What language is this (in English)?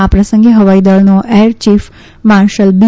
Gujarati